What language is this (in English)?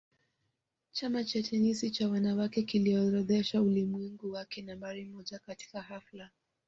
Swahili